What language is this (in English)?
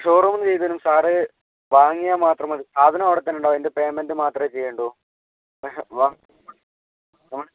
Malayalam